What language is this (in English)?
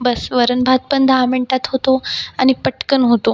Marathi